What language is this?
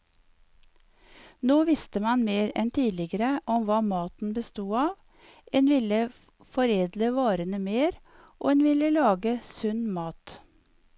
Norwegian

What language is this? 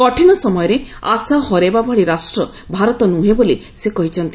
Odia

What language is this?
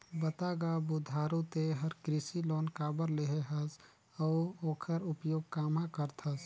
Chhattisgarhi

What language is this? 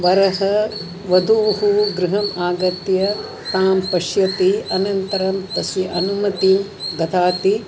Sanskrit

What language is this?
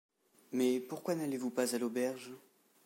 French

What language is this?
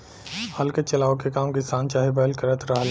Bhojpuri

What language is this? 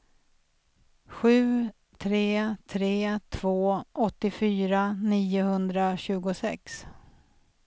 Swedish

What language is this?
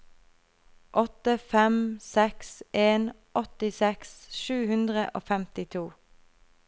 Norwegian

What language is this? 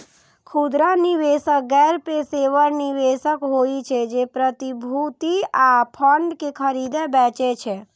Maithili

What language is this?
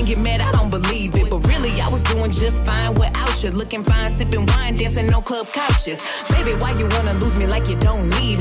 Vietnamese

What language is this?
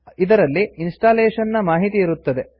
Kannada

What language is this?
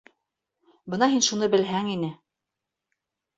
Bashkir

